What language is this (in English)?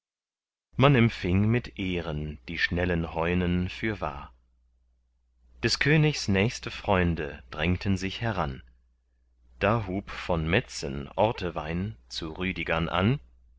German